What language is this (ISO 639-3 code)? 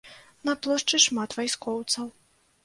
bel